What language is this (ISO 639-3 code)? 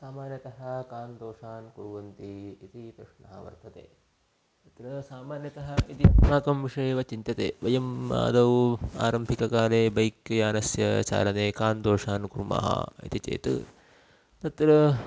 san